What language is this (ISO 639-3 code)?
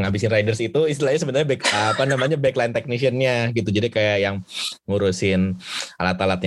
ind